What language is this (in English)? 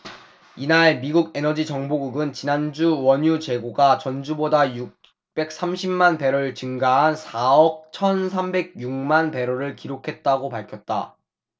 Korean